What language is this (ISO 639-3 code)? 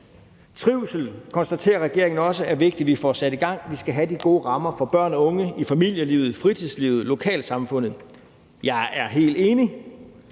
dan